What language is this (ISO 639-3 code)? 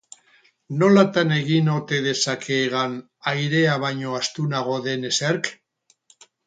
eus